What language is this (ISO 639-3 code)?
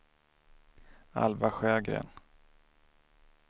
swe